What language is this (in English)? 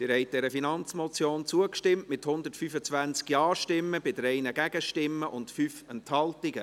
Swiss German